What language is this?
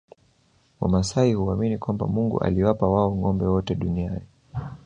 Swahili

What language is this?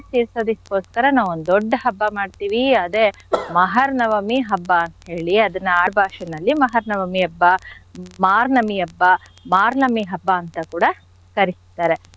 Kannada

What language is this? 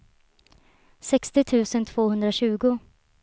Swedish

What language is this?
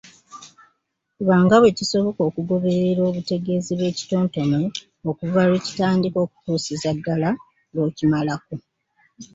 Ganda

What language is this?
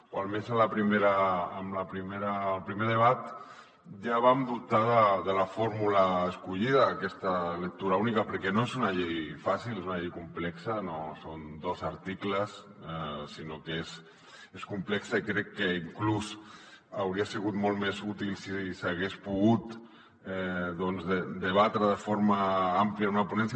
Catalan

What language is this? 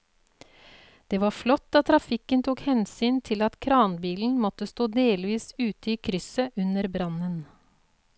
Norwegian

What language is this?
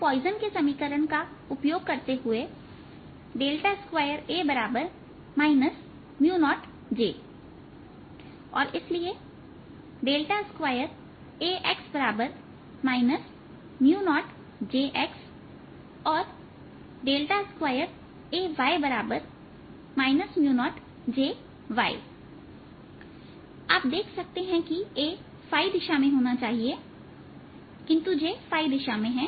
Hindi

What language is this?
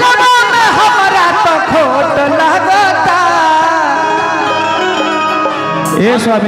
Arabic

